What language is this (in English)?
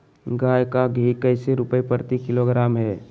Magahi